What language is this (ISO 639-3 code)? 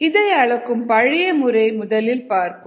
tam